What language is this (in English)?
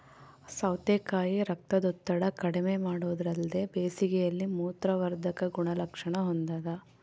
Kannada